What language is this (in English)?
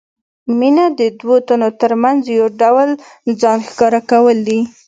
Pashto